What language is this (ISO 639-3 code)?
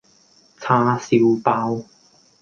yue